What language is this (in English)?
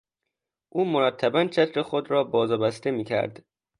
Persian